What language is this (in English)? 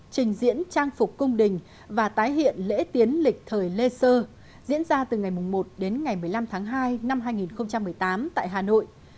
Vietnamese